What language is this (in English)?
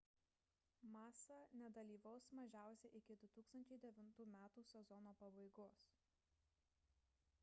Lithuanian